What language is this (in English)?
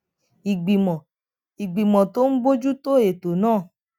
Yoruba